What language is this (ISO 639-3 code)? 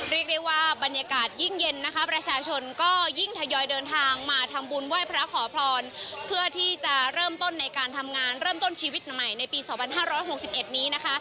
tha